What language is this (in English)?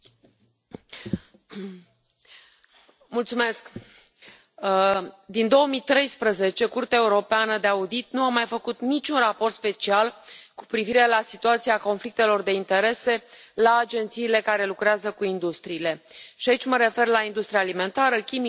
Romanian